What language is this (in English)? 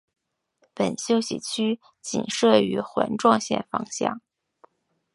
Chinese